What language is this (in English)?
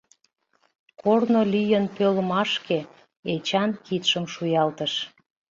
Mari